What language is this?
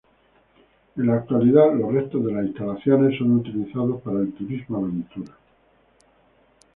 Spanish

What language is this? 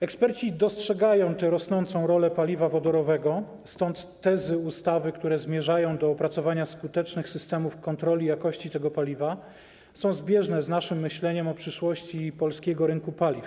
Polish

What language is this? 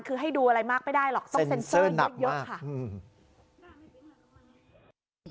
Thai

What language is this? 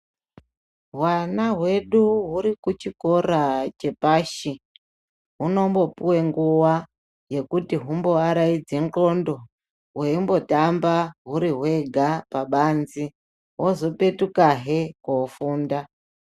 Ndau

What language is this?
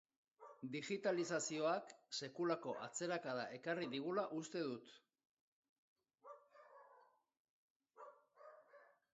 Basque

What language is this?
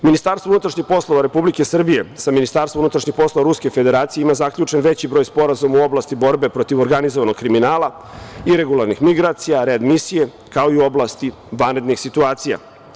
Serbian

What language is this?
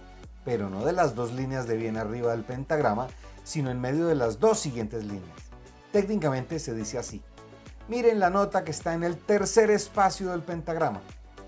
Spanish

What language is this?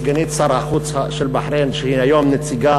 Hebrew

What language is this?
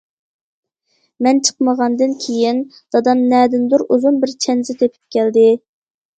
Uyghur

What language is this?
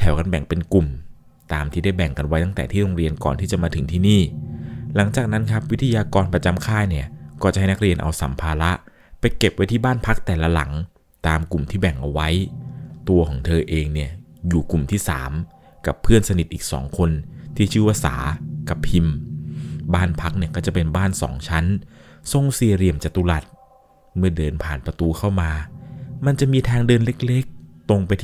Thai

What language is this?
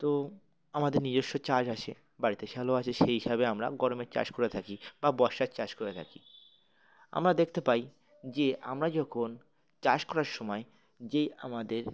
Bangla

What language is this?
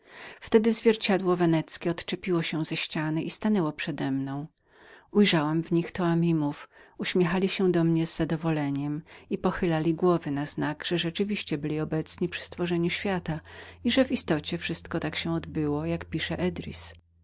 Polish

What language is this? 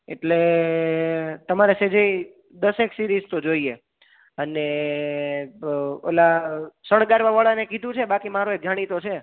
Gujarati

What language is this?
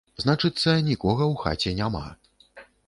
Belarusian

